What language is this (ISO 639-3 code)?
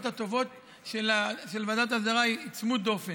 heb